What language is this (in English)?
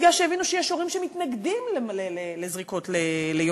Hebrew